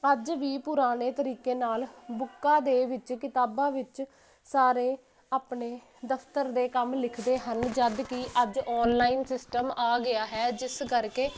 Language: Punjabi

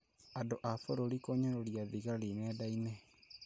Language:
Kikuyu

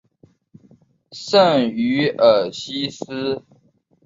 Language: Chinese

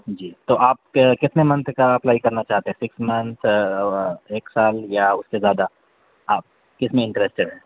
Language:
Urdu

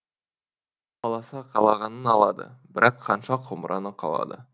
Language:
Kazakh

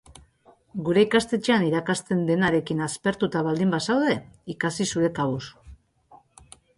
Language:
Basque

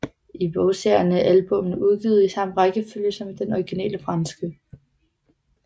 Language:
Danish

